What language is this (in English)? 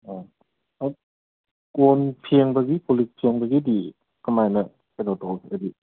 Manipuri